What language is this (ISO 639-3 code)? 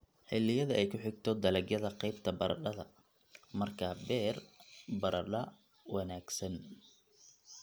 som